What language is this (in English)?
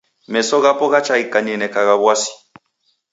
Taita